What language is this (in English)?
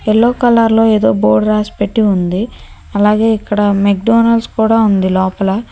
Telugu